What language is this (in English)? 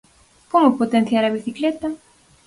Galician